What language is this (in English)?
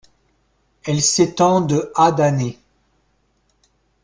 French